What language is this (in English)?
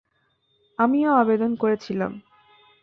Bangla